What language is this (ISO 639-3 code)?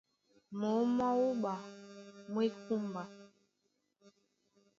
dua